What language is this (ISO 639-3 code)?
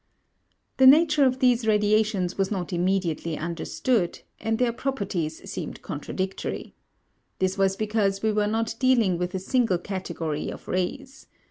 eng